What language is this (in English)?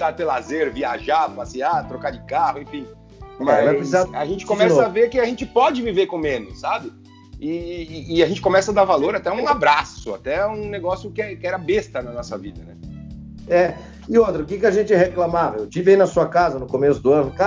Portuguese